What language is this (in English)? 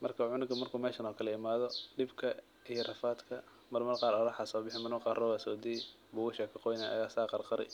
Somali